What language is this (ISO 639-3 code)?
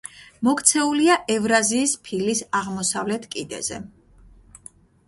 kat